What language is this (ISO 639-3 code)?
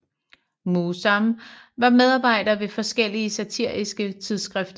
dan